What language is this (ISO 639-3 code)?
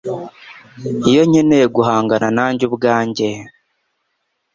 kin